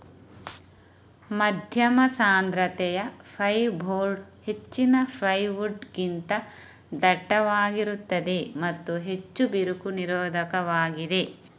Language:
Kannada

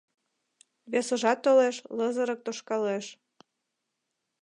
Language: Mari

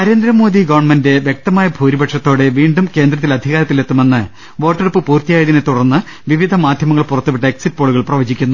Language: Malayalam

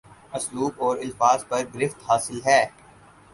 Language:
Urdu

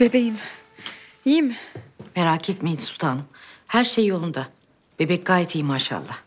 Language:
Turkish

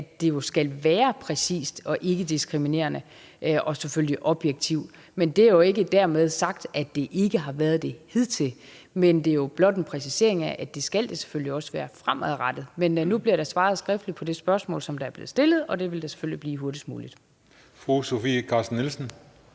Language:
Danish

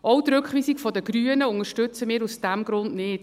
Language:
Swiss German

